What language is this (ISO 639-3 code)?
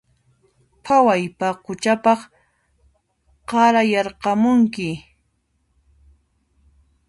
qxp